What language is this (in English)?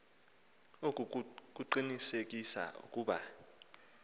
Xhosa